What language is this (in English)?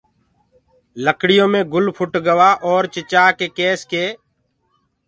Gurgula